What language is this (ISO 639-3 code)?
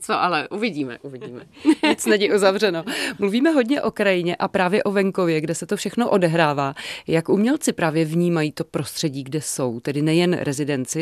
ces